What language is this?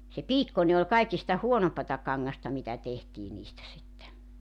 Finnish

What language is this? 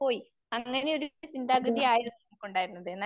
Malayalam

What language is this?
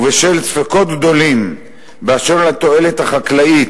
Hebrew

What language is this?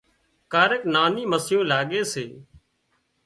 Wadiyara Koli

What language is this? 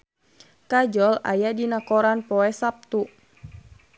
Sundanese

